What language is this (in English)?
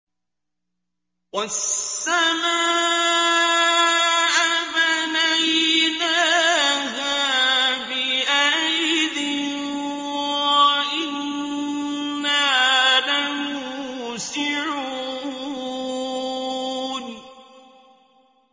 Arabic